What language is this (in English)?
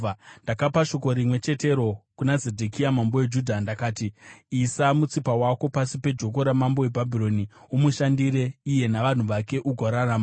Shona